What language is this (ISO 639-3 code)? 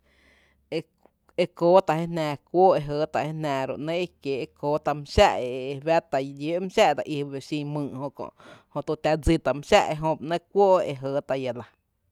cte